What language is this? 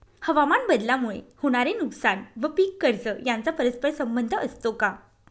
Marathi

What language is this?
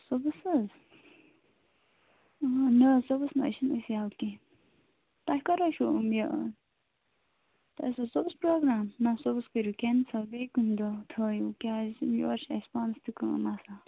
Kashmiri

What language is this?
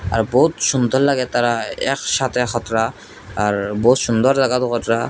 Bangla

